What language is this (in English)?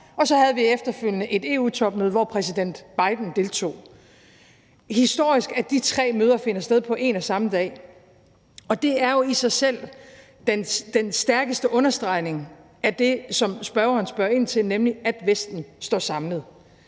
Danish